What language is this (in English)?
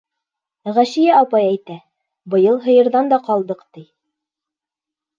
Bashkir